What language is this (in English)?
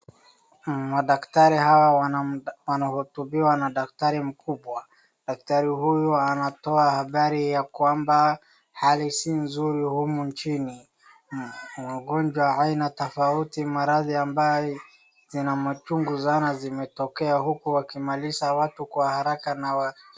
Swahili